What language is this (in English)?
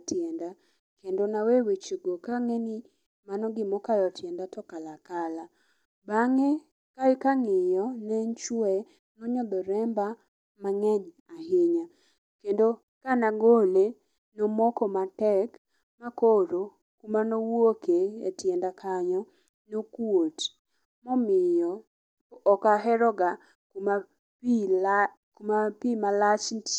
Luo (Kenya and Tanzania)